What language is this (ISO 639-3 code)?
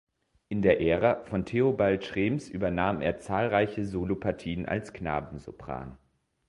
deu